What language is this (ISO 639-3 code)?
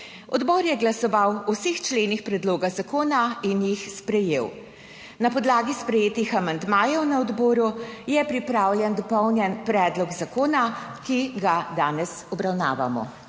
slv